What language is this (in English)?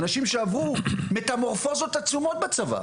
Hebrew